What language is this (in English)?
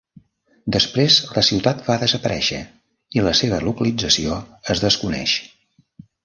Catalan